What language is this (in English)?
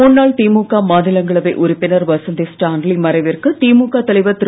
Tamil